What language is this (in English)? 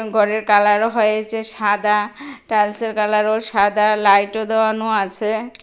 Bangla